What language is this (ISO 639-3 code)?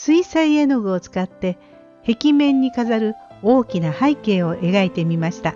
jpn